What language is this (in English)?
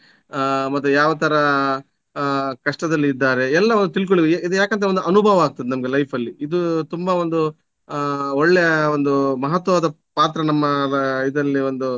Kannada